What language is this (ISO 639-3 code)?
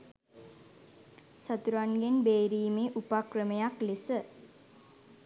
sin